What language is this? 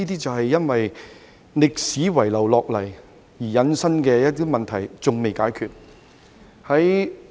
Cantonese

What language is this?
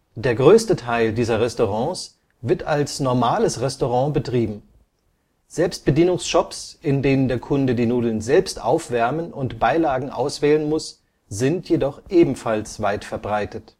German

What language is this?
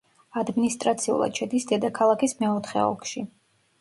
Georgian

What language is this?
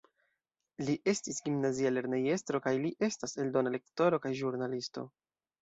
Esperanto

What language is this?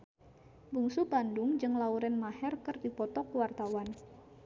Sundanese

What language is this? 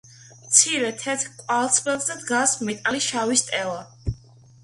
Georgian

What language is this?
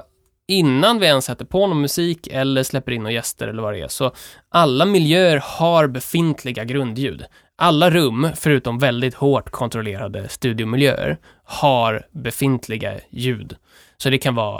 Swedish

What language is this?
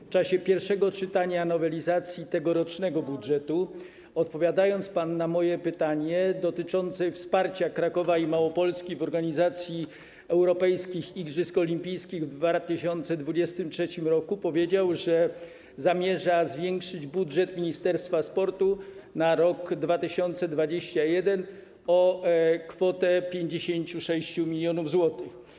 Polish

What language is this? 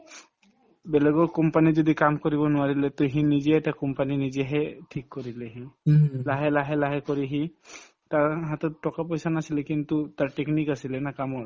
Assamese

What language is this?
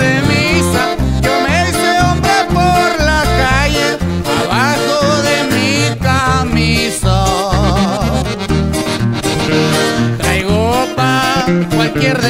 Spanish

